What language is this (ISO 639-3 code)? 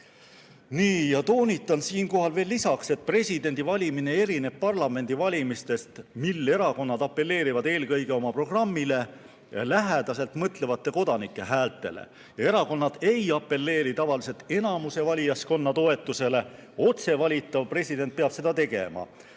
est